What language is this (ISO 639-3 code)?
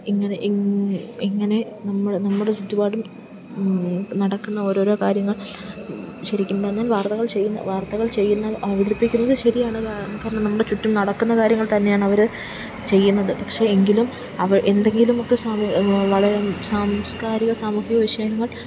mal